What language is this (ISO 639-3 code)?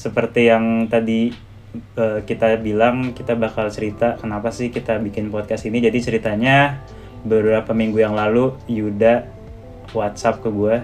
ind